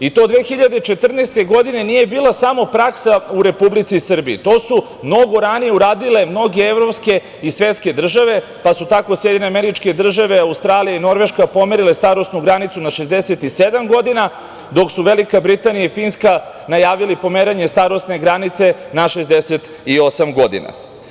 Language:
Serbian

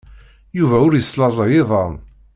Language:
Kabyle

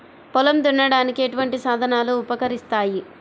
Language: Telugu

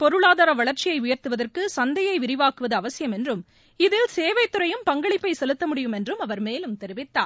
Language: Tamil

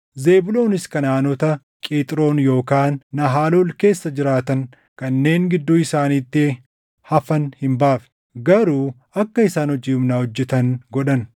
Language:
Oromo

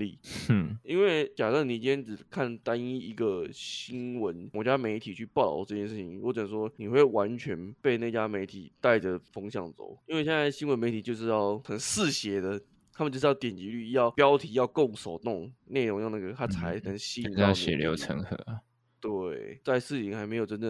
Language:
Chinese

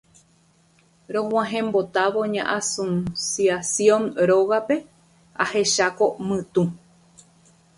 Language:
Guarani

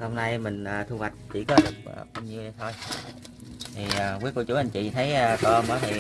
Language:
Vietnamese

